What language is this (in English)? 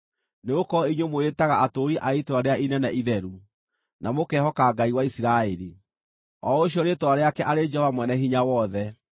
Kikuyu